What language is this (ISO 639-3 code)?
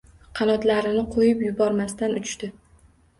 uzb